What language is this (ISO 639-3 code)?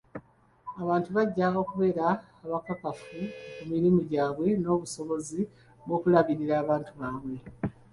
lug